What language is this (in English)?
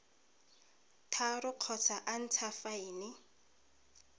Tswana